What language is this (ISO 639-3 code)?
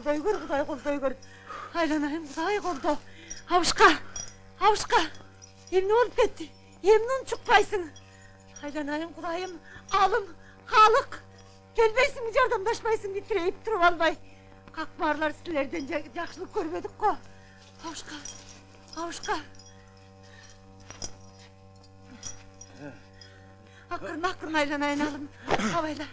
tur